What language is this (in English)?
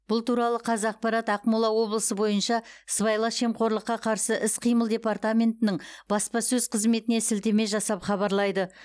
Kazakh